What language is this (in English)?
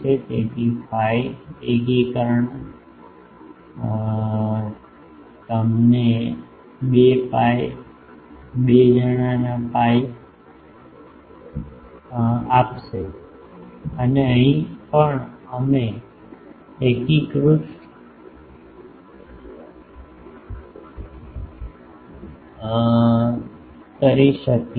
Gujarati